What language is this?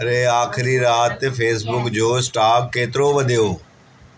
Sindhi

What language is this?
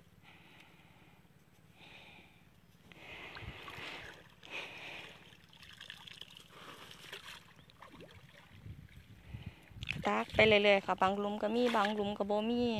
Thai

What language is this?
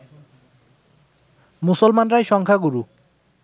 Bangla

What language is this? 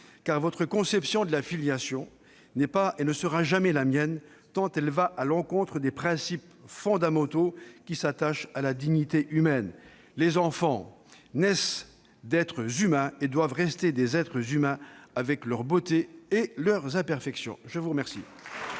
French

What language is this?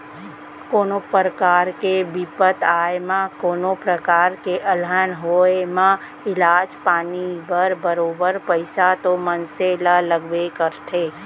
Chhattisgarhi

